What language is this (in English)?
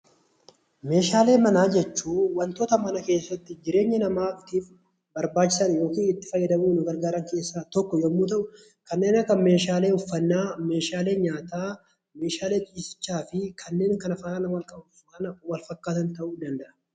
Oromo